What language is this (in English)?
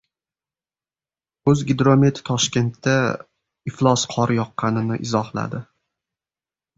Uzbek